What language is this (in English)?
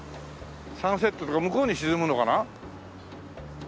Japanese